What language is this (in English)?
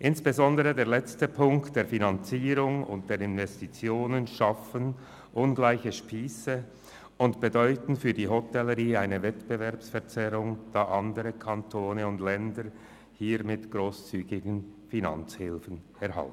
Swiss German